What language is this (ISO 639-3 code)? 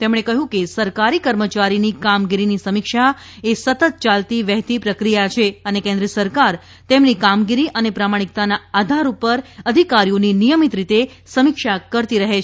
guj